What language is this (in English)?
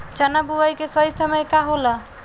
Bhojpuri